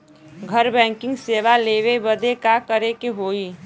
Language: Bhojpuri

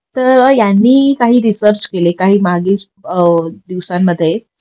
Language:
Marathi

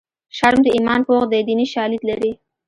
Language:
Pashto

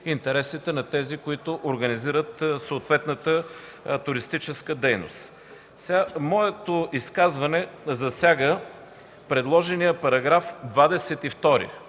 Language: Bulgarian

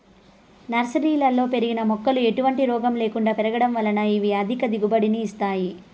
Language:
Telugu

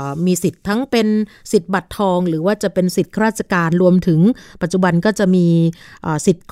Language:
Thai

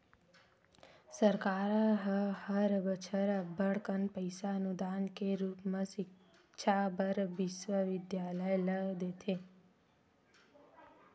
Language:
Chhattisgarhi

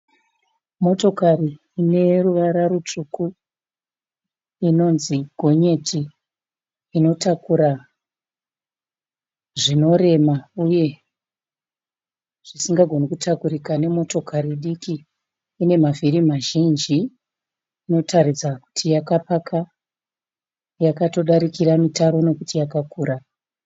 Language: Shona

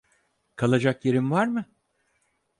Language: Turkish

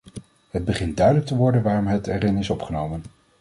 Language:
Dutch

